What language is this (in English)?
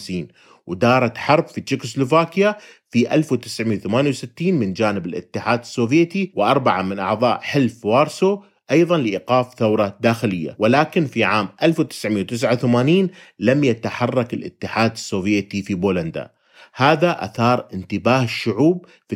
Arabic